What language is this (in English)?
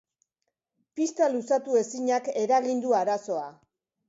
Basque